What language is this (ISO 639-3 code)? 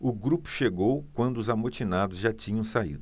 por